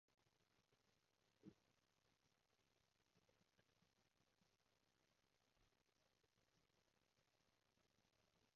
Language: Cantonese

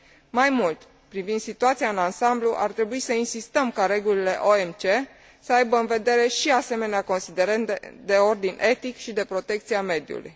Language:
Romanian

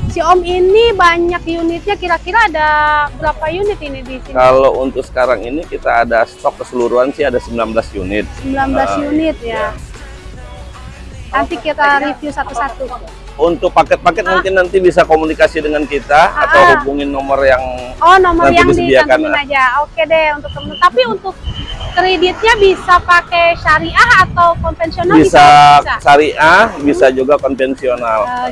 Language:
Indonesian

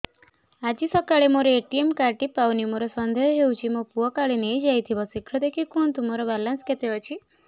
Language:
Odia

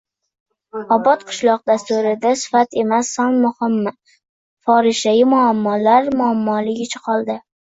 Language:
Uzbek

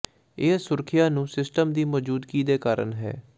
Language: Punjabi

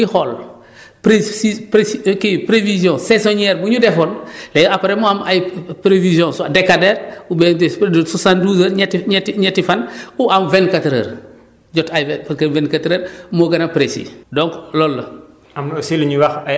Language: Wolof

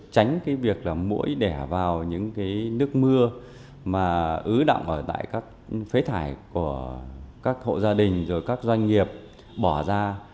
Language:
Vietnamese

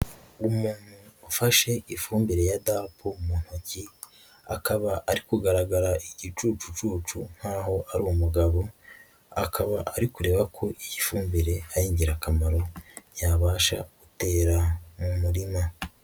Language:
Kinyarwanda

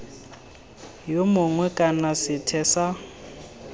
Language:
Tswana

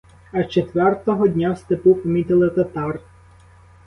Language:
Ukrainian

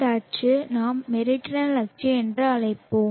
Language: Tamil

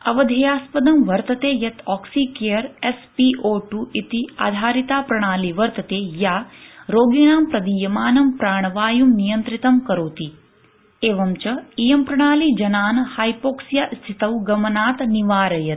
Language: Sanskrit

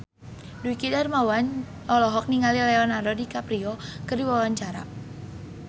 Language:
Sundanese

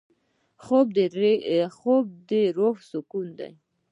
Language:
Pashto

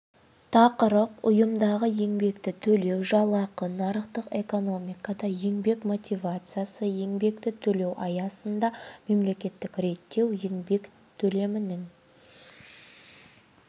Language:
Kazakh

